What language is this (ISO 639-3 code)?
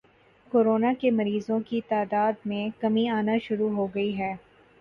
urd